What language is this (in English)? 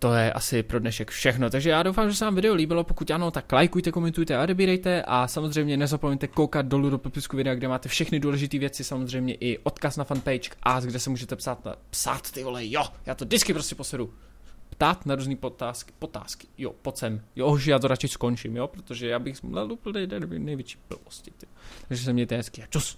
Czech